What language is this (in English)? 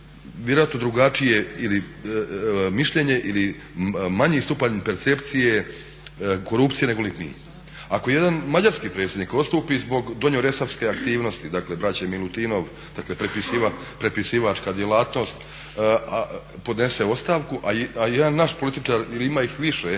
Croatian